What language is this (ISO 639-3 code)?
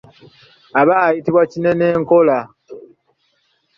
lug